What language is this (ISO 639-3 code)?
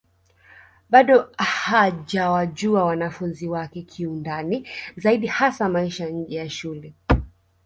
swa